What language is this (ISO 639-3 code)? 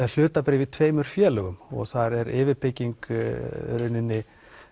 isl